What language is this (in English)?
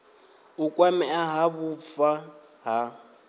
Venda